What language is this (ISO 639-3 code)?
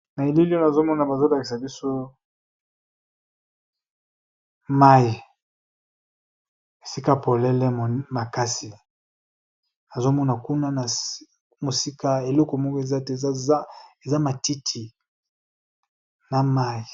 lin